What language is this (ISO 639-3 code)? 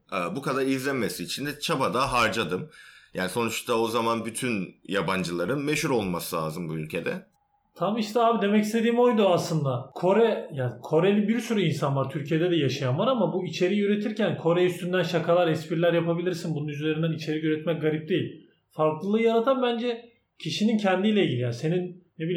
tur